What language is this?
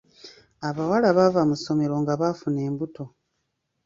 Ganda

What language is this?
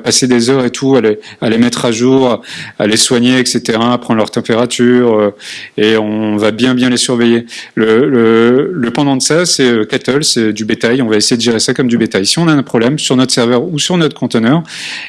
French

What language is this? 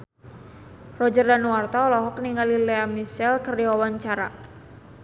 Sundanese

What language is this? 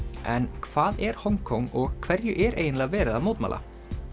Icelandic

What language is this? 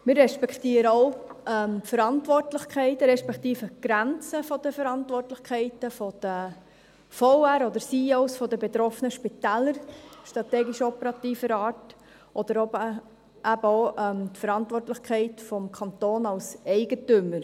Swiss German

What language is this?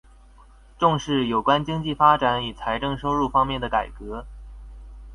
Chinese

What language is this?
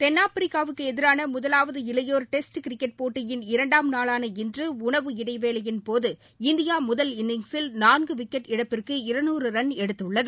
Tamil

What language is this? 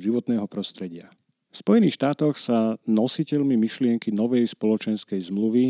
Slovak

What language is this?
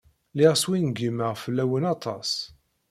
Kabyle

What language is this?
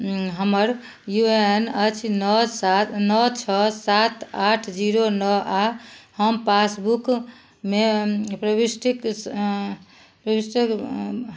Maithili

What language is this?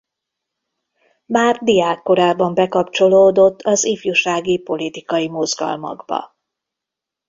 Hungarian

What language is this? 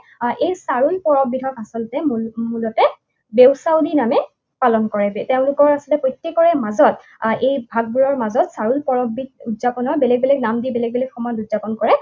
Assamese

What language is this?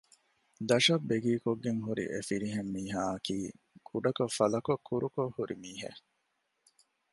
Divehi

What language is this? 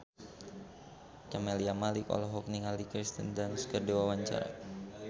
Sundanese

